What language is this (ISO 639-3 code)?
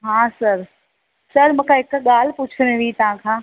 snd